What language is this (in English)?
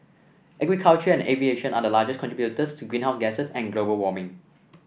English